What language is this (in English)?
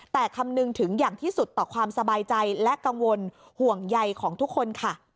Thai